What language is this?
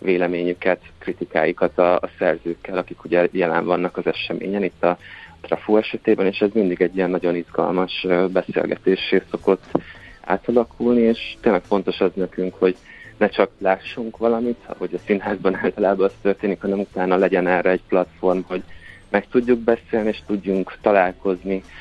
Hungarian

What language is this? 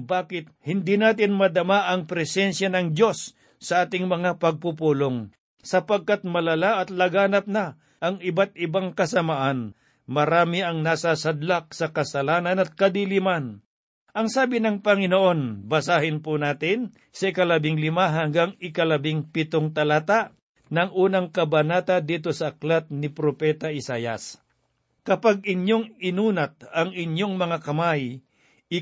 Filipino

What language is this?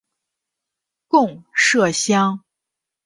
Chinese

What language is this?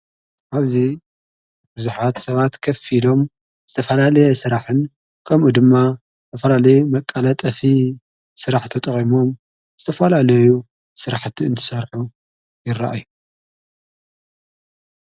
Tigrinya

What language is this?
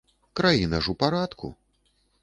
Belarusian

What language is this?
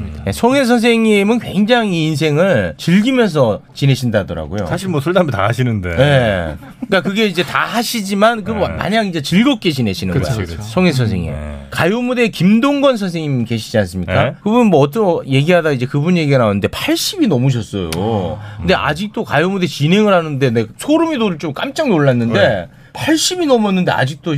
Korean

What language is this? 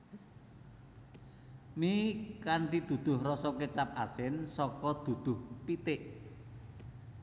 Javanese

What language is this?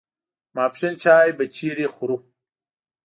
Pashto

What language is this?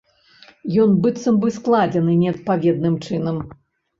Belarusian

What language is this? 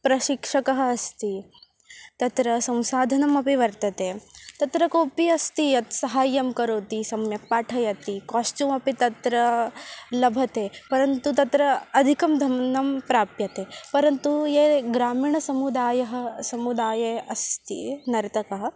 Sanskrit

